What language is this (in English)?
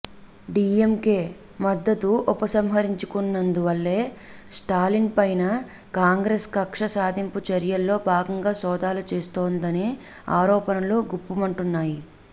Telugu